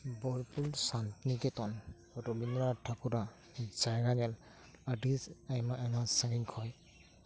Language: Santali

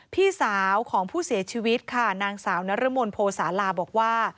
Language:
Thai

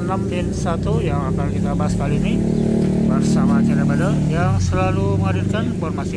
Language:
Indonesian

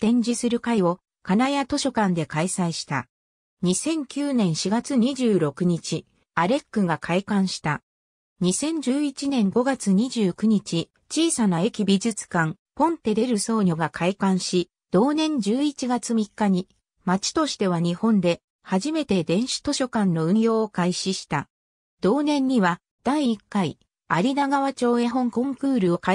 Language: Japanese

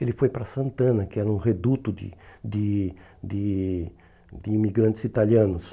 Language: Portuguese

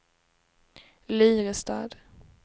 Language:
Swedish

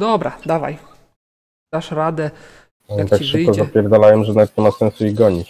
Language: Polish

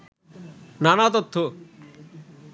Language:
Bangla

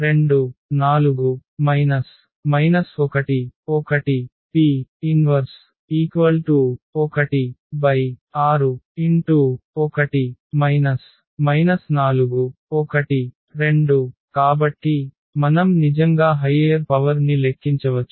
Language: Telugu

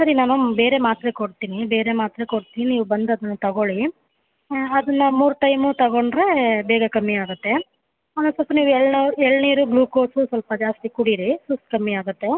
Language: Kannada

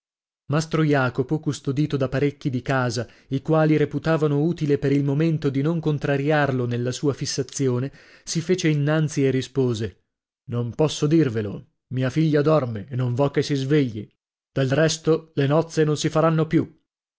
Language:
Italian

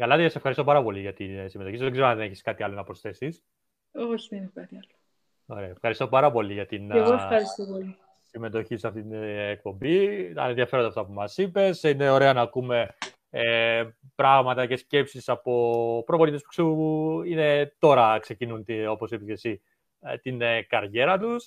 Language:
Greek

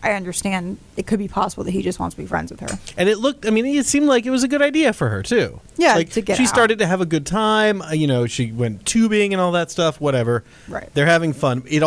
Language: English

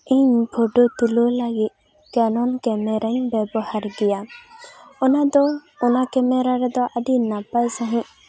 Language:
Santali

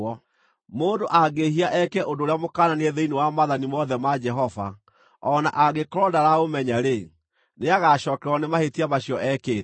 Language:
Kikuyu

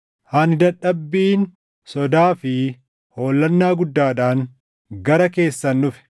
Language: Oromo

